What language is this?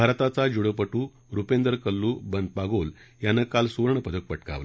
Marathi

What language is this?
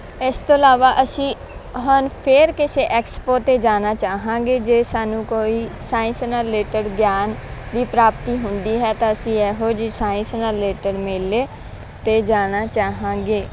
Punjabi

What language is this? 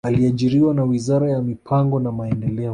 Swahili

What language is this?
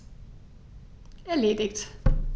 German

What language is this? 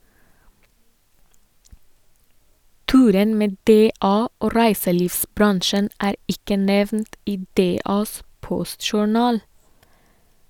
Norwegian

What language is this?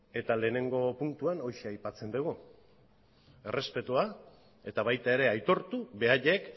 Basque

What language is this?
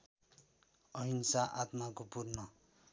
Nepali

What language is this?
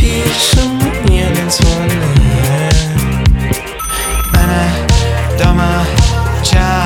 Ukrainian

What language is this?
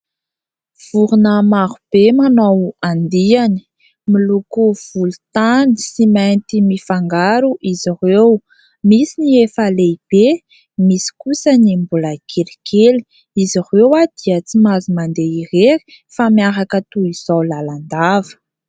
Malagasy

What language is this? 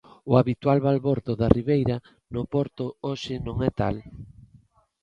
Galician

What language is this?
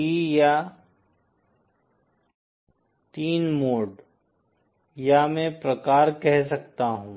Hindi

